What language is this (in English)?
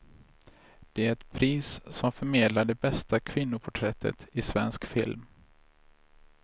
Swedish